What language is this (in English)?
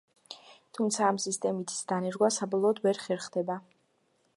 Georgian